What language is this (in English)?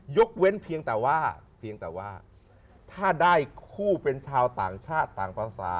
Thai